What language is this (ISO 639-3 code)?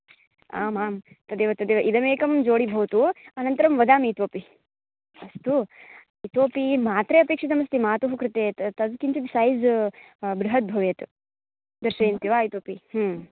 san